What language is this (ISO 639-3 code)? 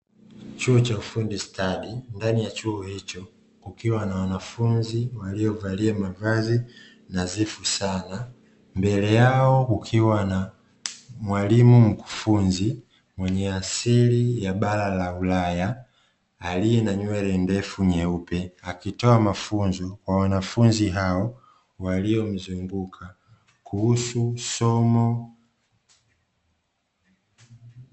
swa